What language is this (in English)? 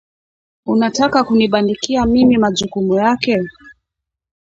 Swahili